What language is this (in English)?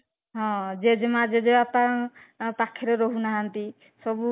Odia